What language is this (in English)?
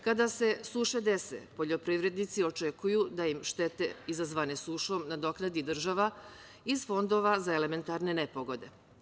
Serbian